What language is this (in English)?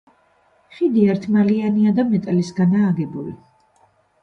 Georgian